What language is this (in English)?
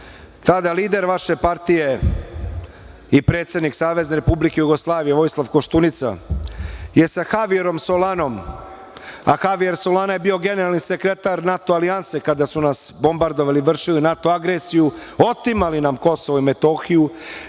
Serbian